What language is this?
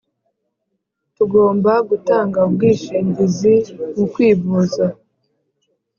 Kinyarwanda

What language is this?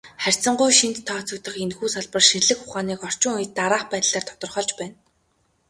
Mongolian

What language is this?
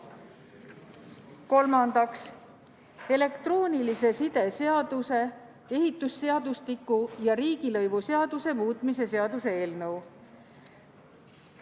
Estonian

